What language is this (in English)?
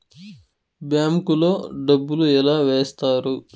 Telugu